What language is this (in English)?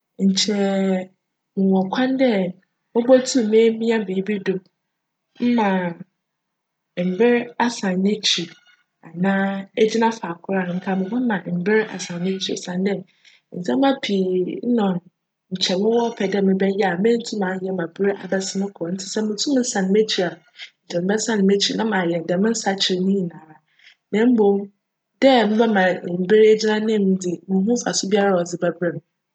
Akan